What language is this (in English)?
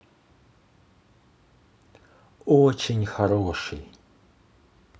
Russian